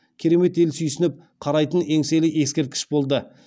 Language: Kazakh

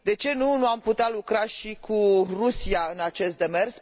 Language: Romanian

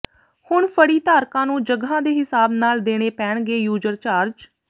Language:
Punjabi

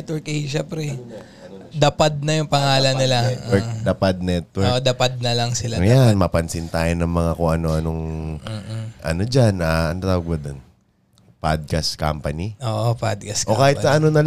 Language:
Filipino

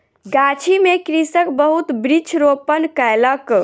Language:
Maithili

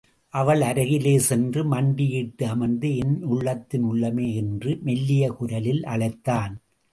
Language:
Tamil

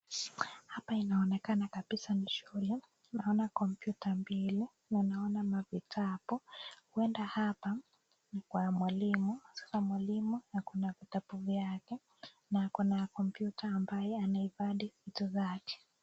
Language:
Swahili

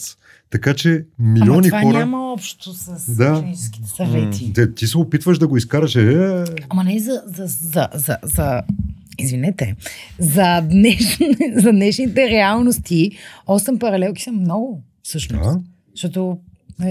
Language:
Bulgarian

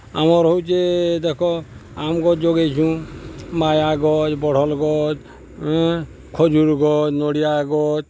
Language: Odia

